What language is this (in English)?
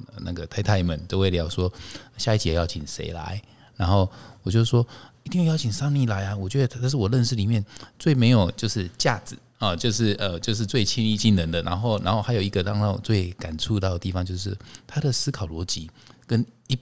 Chinese